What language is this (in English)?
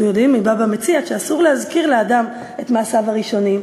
Hebrew